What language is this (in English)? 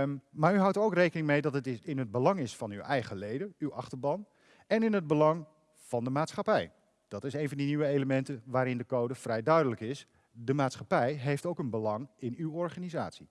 Dutch